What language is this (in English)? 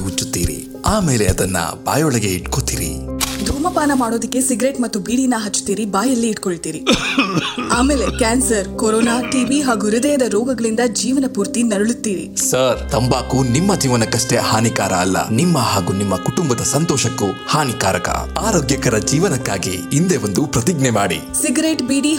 Kannada